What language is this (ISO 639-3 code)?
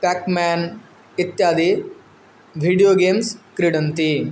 san